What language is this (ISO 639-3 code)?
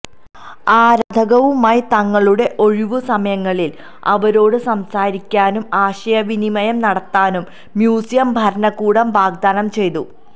mal